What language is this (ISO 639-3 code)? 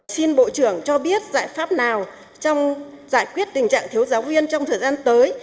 vie